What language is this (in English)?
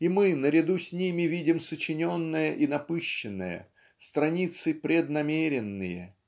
Russian